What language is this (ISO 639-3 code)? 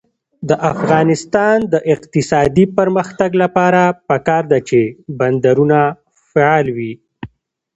pus